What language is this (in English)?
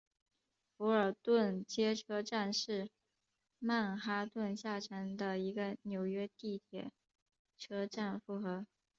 Chinese